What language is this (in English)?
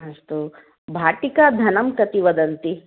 Sanskrit